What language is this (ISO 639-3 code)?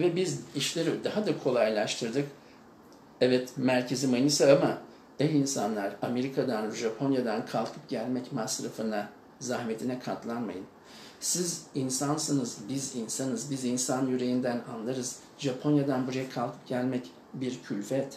tur